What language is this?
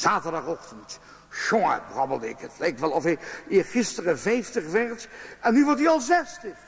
Dutch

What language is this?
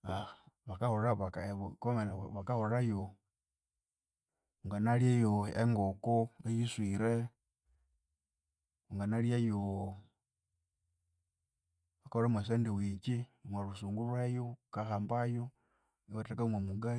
Konzo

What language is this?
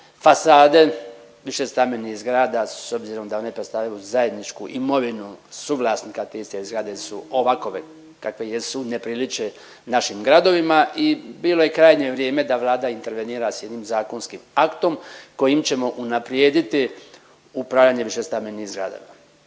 Croatian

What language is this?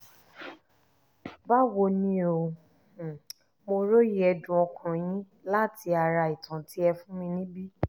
Yoruba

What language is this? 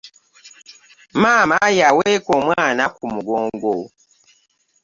Ganda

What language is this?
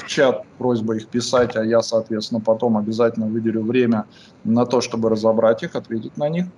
Russian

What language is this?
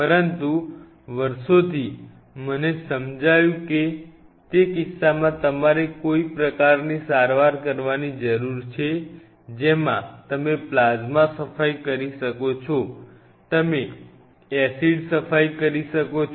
Gujarati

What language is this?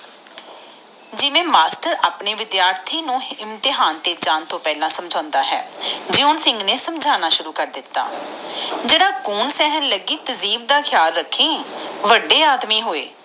Punjabi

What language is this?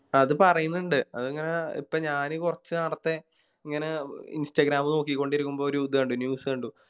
Malayalam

